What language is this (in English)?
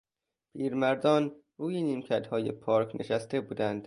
Persian